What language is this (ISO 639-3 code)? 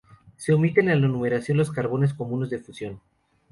spa